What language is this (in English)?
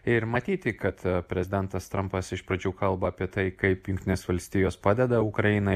Lithuanian